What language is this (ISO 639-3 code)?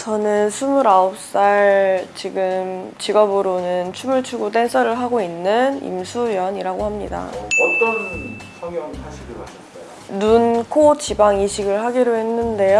kor